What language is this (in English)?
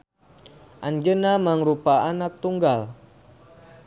Sundanese